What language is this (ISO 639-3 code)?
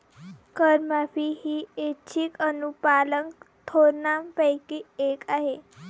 mar